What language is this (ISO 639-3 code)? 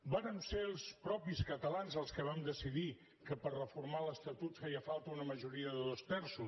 cat